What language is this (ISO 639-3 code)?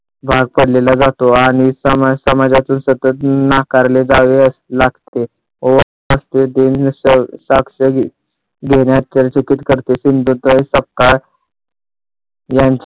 mar